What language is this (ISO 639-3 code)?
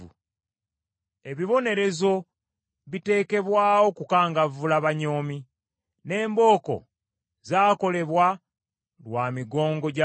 lug